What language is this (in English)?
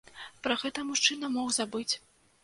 Belarusian